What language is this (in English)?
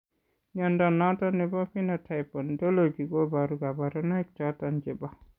Kalenjin